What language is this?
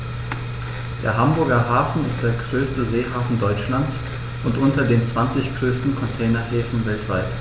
German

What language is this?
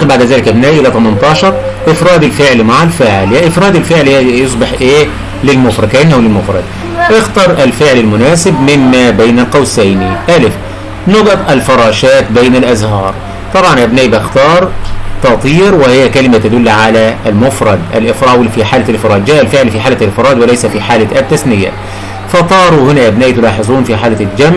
Arabic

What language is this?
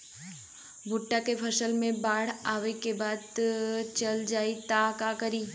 Bhojpuri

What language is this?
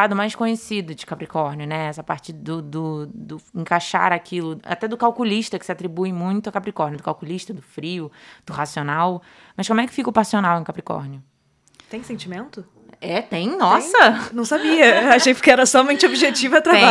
Portuguese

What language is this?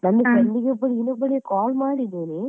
Kannada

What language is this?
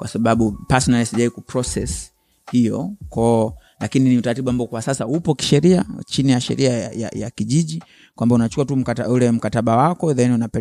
Swahili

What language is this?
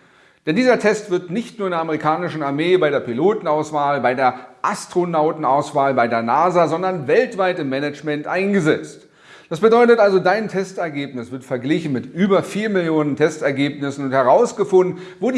German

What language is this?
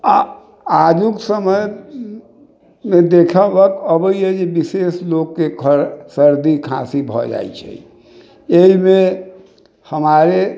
Maithili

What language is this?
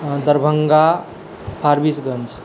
Maithili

